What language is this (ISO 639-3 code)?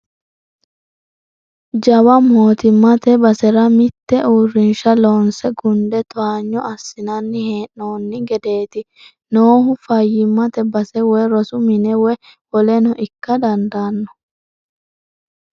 sid